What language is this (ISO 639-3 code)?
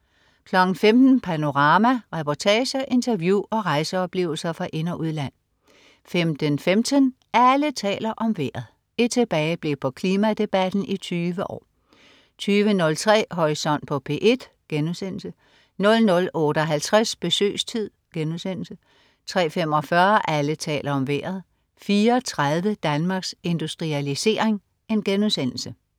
dan